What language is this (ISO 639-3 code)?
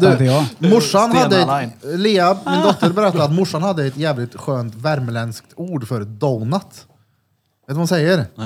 swe